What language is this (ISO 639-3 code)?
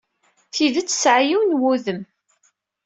kab